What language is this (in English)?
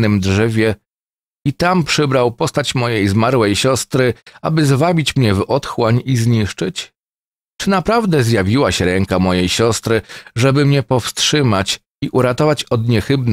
Polish